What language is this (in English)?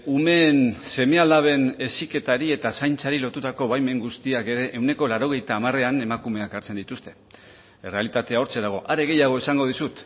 Basque